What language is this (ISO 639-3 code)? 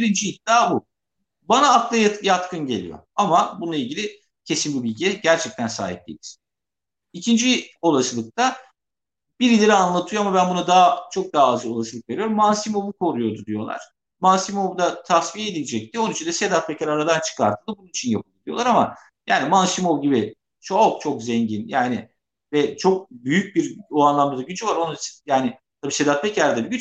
tur